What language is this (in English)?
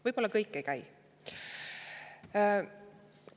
Estonian